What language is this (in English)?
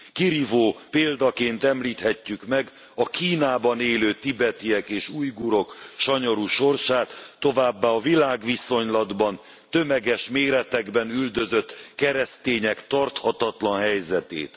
Hungarian